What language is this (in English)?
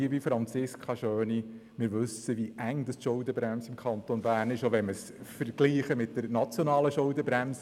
Swiss German